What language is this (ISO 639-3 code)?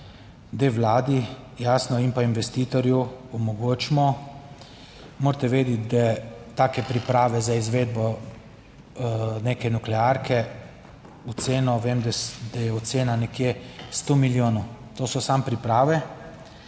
slv